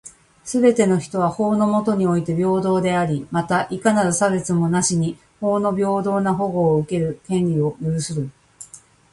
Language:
Japanese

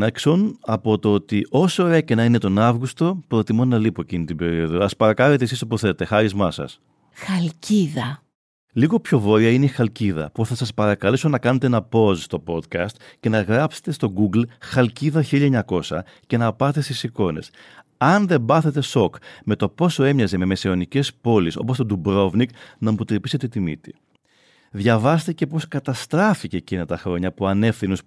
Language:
Greek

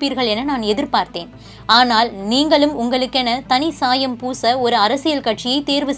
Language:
Hindi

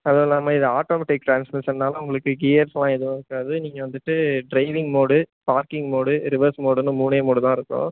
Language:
Tamil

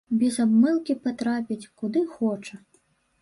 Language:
Belarusian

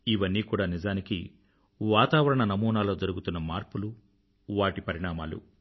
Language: Telugu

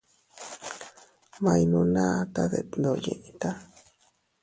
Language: Teutila Cuicatec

